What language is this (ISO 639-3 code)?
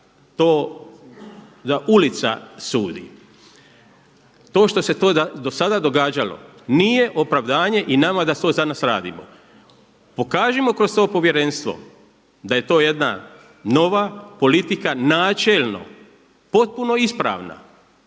hrv